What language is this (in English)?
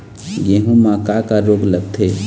Chhattisgarhi